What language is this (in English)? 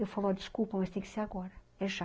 Portuguese